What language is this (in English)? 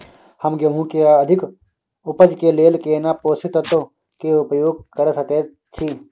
Maithili